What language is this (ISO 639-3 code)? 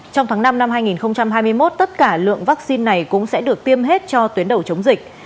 vie